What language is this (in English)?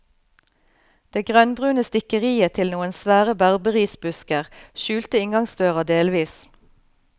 Norwegian